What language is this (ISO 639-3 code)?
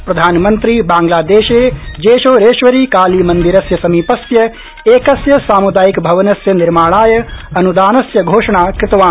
san